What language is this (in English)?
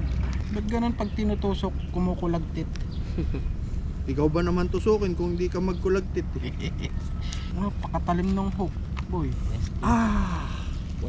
Filipino